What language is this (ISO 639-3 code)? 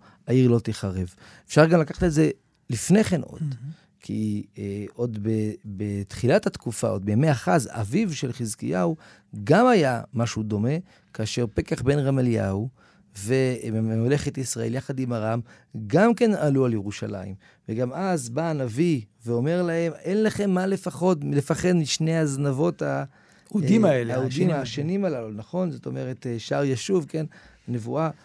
heb